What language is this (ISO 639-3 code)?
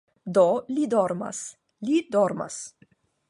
epo